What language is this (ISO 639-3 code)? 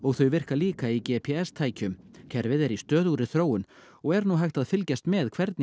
isl